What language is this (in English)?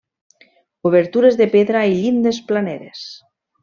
Catalan